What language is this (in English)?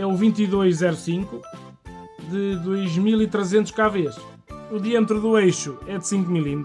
Portuguese